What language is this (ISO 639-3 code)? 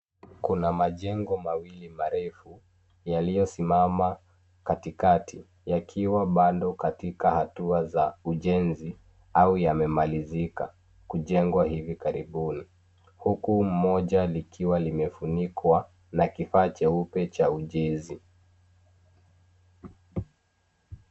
swa